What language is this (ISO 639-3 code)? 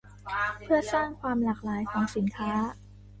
tha